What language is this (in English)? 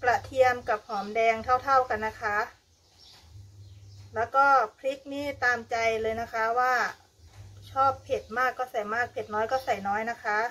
Thai